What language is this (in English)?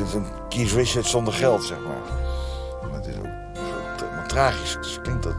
Dutch